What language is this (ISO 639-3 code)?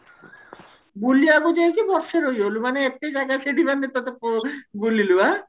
ori